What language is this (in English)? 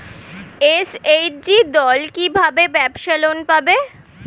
Bangla